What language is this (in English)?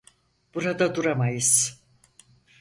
Turkish